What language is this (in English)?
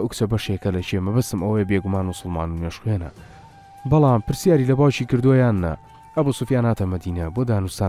Arabic